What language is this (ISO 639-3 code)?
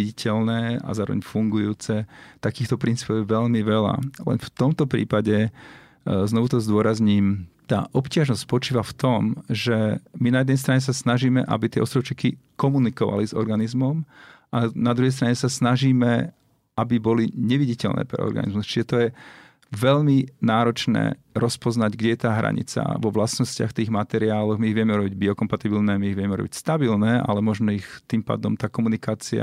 slk